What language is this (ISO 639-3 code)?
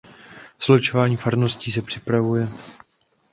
ces